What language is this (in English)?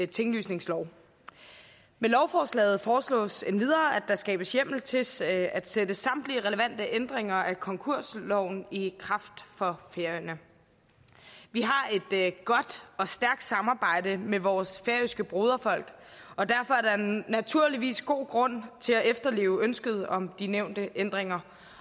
Danish